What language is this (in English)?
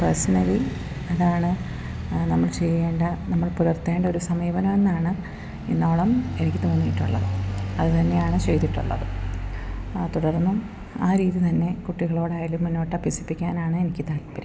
Malayalam